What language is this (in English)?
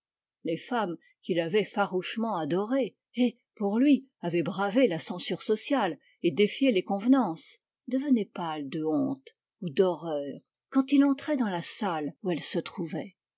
French